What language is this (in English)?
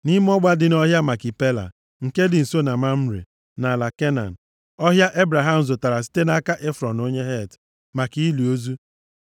Igbo